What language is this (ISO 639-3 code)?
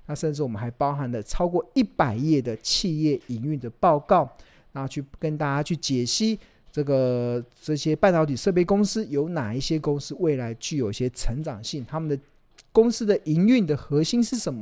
zho